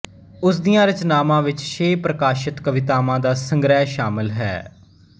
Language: Punjabi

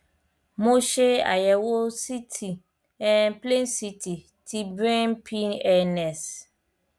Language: Yoruba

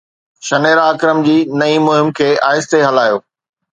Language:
Sindhi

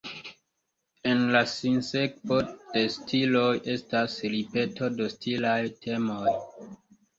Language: Esperanto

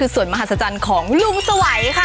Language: Thai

